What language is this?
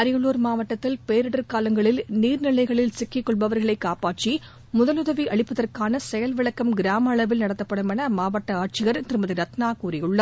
Tamil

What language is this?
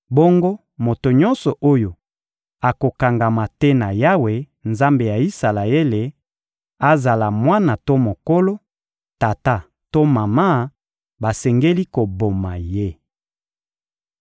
Lingala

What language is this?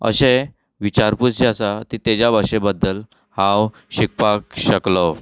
Konkani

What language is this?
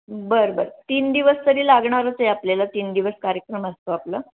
Marathi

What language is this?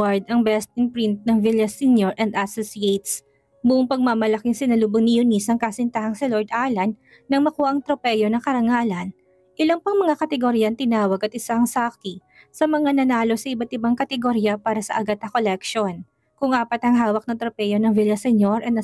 Filipino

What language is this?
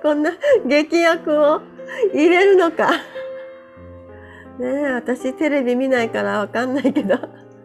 Japanese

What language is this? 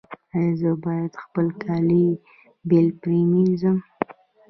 Pashto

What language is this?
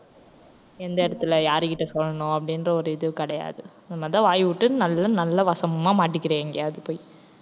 Tamil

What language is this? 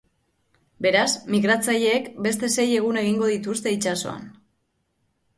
Basque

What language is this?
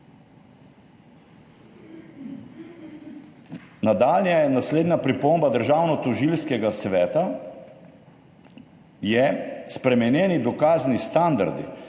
Slovenian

